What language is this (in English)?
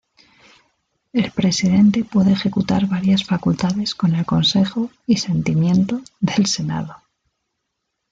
Spanish